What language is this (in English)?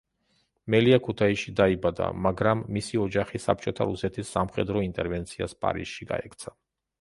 Georgian